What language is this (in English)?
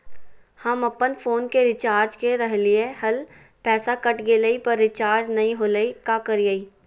Magahi